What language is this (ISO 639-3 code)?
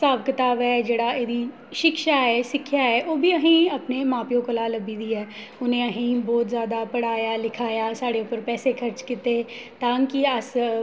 doi